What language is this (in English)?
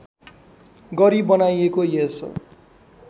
Nepali